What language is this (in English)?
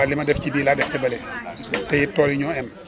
Wolof